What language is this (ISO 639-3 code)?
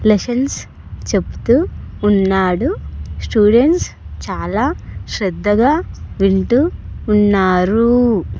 tel